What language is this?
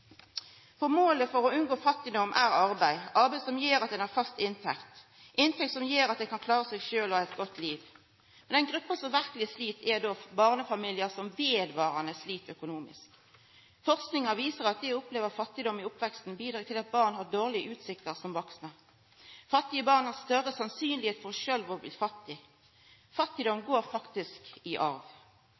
Norwegian Nynorsk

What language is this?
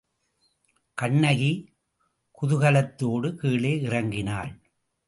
Tamil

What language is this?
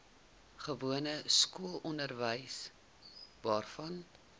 Afrikaans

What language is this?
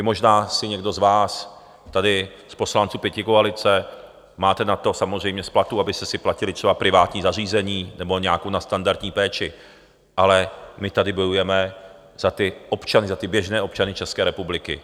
Czech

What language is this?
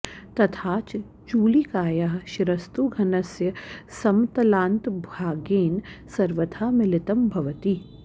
Sanskrit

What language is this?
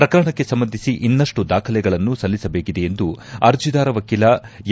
Kannada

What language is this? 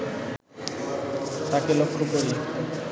Bangla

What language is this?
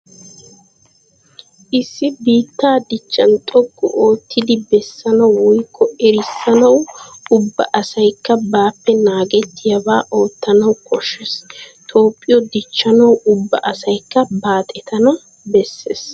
Wolaytta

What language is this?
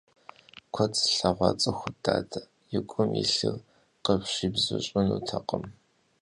Kabardian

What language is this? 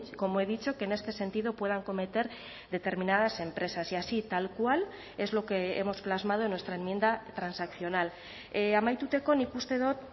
Spanish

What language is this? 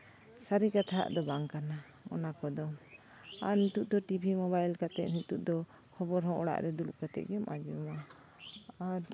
Santali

